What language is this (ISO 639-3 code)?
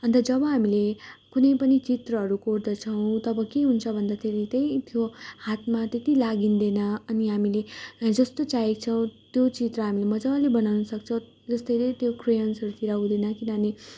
nep